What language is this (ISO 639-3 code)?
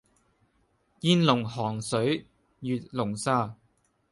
yue